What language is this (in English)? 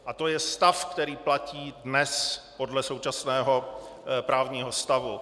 Czech